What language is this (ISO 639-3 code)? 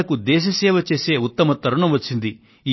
tel